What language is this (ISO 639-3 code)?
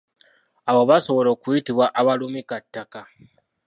lug